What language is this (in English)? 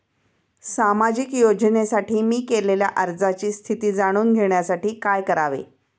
Marathi